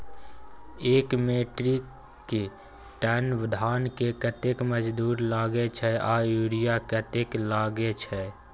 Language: Maithili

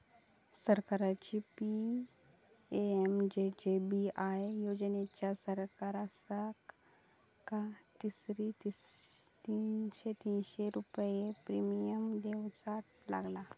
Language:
Marathi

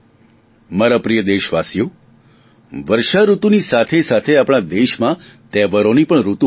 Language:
Gujarati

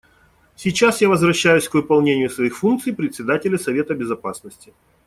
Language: Russian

